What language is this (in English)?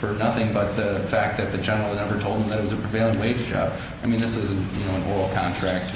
English